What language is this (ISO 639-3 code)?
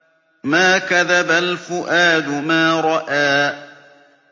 ara